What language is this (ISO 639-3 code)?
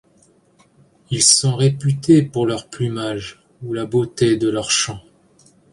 fra